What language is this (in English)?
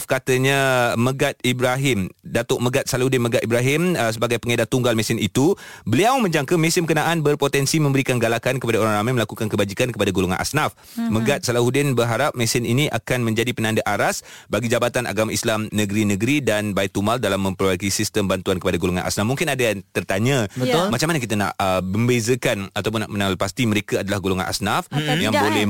Malay